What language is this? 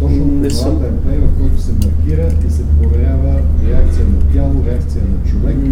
Bulgarian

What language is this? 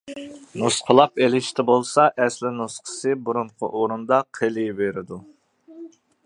Uyghur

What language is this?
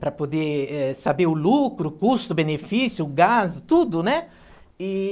Portuguese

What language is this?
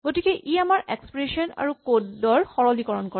Assamese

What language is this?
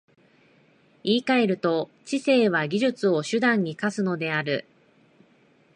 Japanese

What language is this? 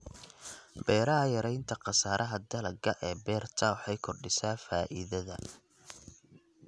Somali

